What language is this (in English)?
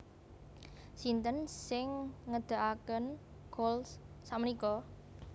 Javanese